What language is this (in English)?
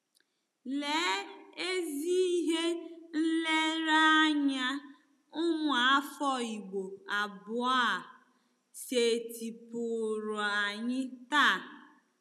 Igbo